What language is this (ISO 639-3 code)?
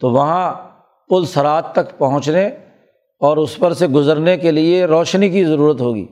urd